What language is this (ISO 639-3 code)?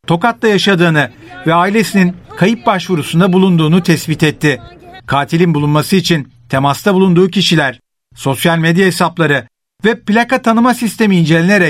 tur